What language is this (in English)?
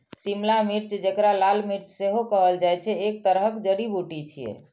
Maithili